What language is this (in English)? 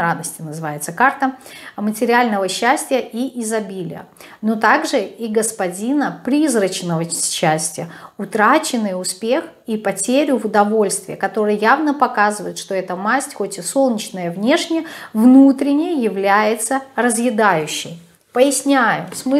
Russian